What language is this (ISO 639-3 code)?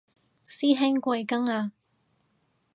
yue